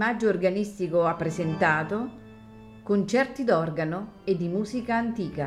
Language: Italian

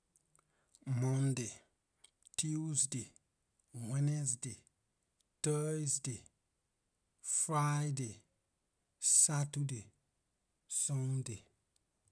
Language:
Liberian English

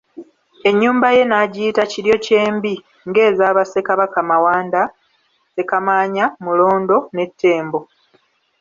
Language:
Ganda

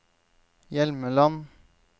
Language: Norwegian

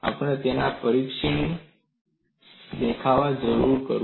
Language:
Gujarati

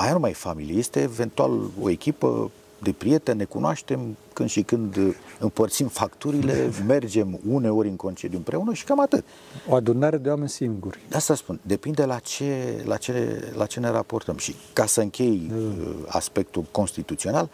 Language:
Romanian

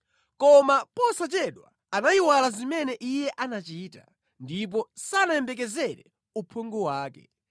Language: Nyanja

